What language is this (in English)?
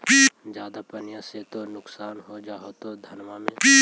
Magahi